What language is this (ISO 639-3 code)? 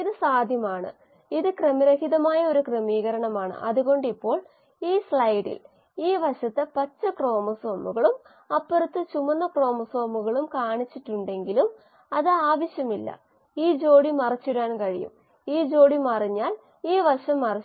mal